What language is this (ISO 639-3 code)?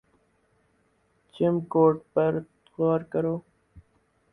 urd